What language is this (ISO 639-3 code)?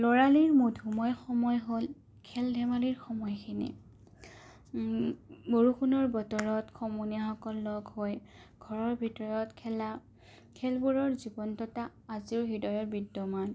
asm